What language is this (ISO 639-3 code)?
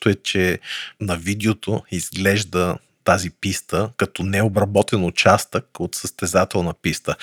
bul